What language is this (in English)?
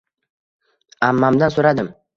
Uzbek